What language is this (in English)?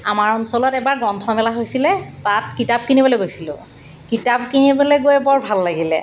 Assamese